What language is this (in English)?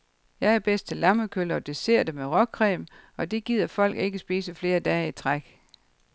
Danish